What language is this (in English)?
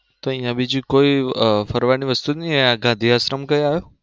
Gujarati